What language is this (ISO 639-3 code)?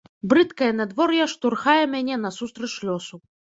bel